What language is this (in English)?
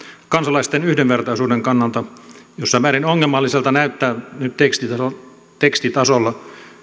Finnish